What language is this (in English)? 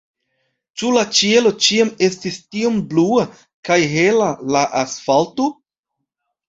Esperanto